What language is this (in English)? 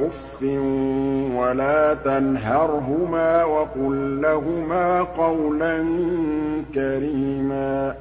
Arabic